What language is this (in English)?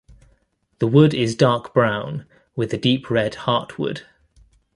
English